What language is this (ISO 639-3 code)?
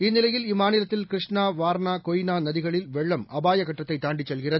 tam